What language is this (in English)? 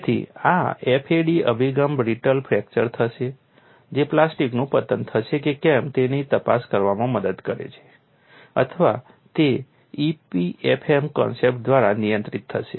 Gujarati